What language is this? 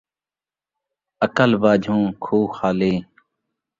Saraiki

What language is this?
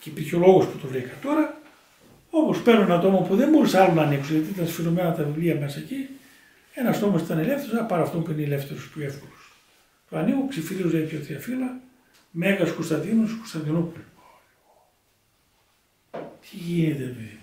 Greek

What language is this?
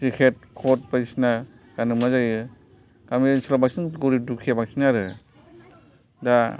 Bodo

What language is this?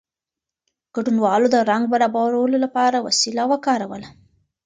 Pashto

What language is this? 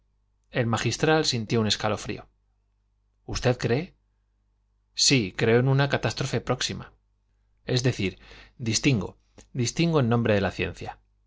Spanish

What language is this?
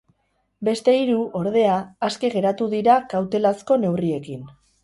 Basque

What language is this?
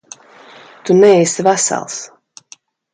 Latvian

